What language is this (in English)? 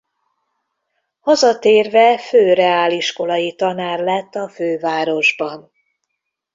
Hungarian